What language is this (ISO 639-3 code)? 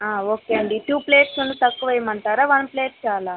tel